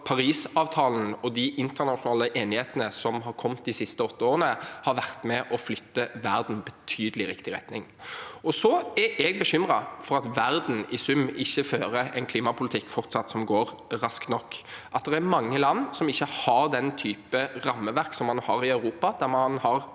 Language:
Norwegian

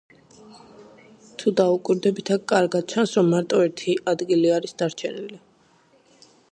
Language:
Georgian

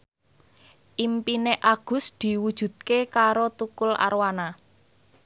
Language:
Javanese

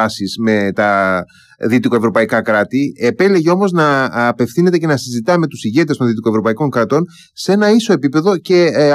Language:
Greek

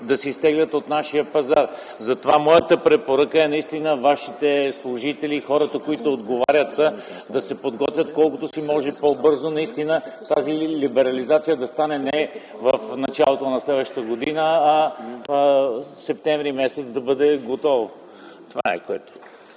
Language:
Bulgarian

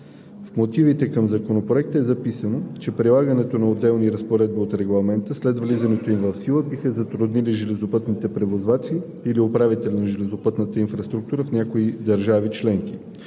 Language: Bulgarian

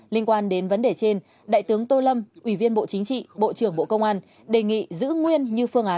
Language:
Vietnamese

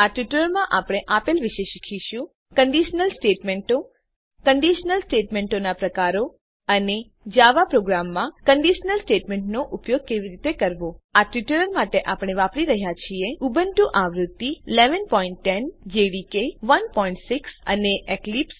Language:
Gujarati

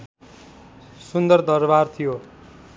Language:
Nepali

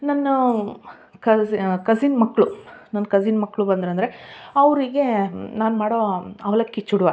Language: Kannada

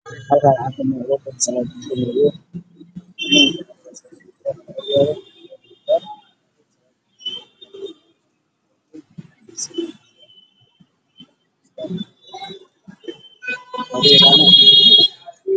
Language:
Somali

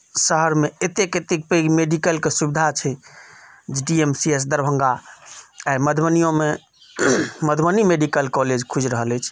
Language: Maithili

